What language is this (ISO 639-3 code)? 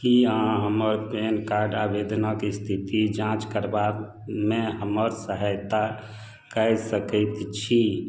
mai